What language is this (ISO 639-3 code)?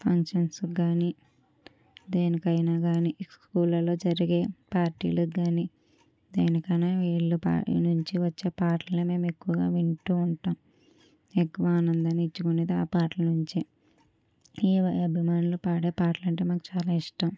tel